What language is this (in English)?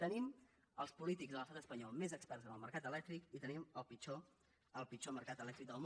Catalan